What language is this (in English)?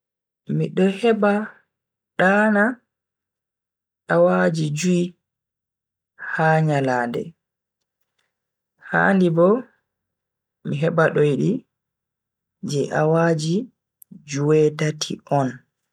Bagirmi Fulfulde